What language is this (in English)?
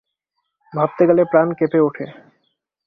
Bangla